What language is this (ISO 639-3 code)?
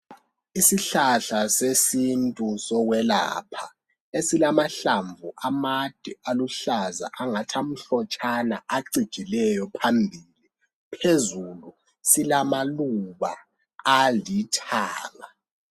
nde